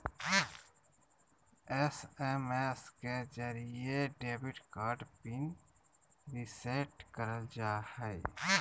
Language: Magahi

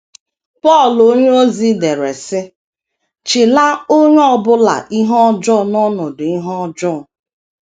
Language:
Igbo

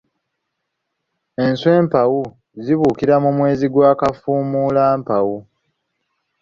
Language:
Ganda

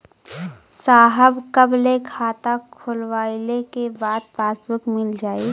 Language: Bhojpuri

